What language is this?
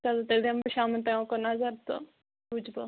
Kashmiri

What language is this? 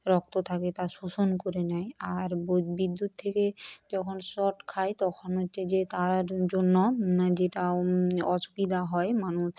Bangla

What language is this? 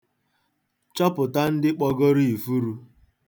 Igbo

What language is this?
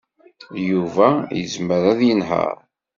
Kabyle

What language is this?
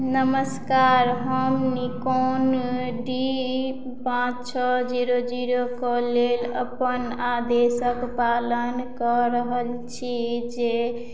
Maithili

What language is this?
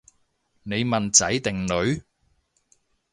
Cantonese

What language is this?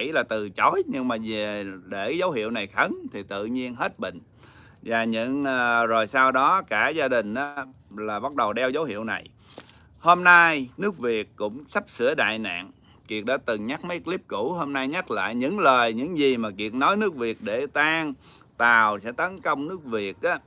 Vietnamese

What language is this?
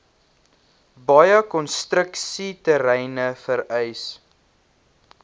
Afrikaans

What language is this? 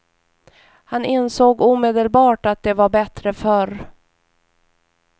Swedish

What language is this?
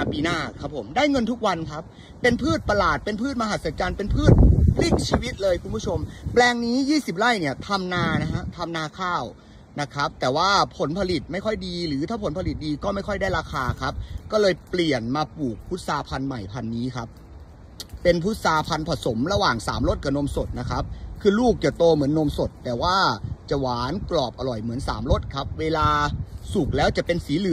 Thai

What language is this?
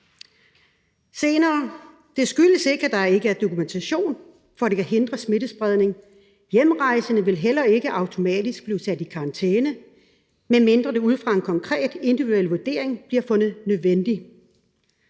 Danish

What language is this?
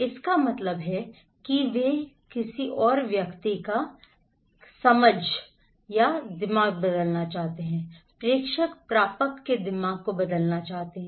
Hindi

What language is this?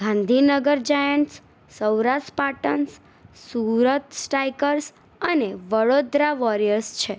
Gujarati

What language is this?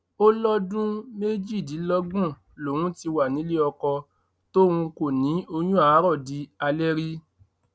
Yoruba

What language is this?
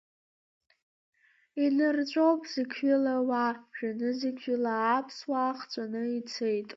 Abkhazian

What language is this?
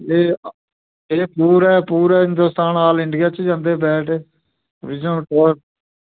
Dogri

